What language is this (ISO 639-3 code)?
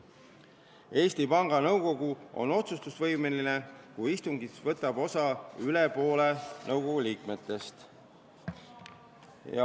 est